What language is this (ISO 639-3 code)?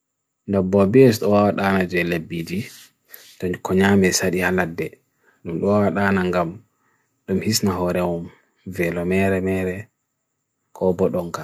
fui